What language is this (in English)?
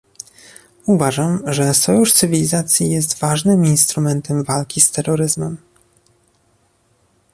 Polish